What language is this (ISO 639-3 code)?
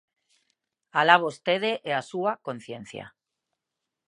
glg